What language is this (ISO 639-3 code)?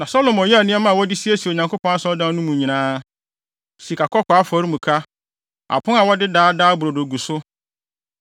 aka